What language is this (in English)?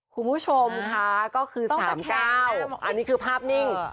Thai